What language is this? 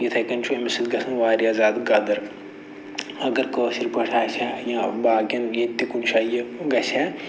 Kashmiri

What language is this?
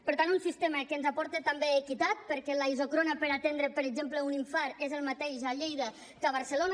Catalan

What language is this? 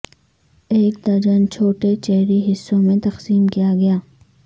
Urdu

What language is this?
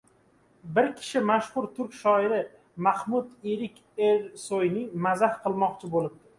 Uzbek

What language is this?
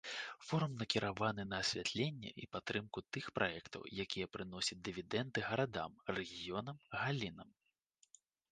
Belarusian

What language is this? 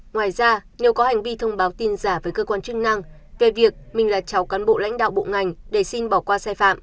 Vietnamese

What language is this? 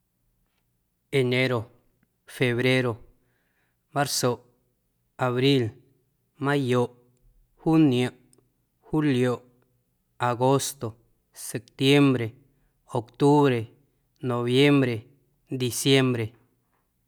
Guerrero Amuzgo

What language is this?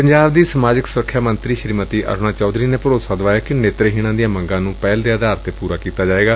Punjabi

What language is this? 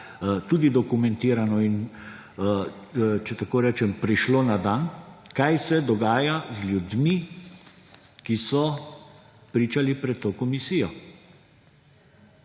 Slovenian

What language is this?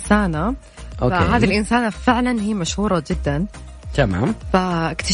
Arabic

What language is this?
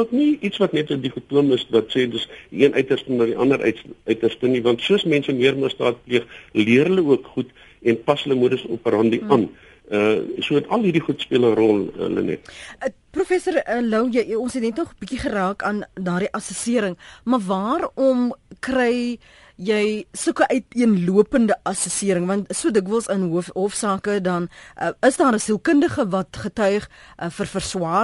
Dutch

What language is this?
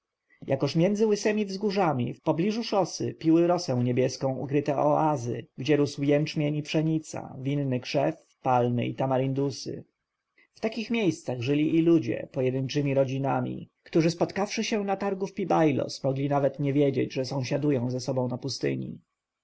Polish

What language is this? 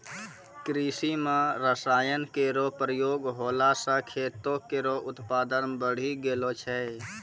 Maithili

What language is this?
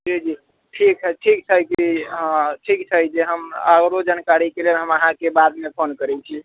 Maithili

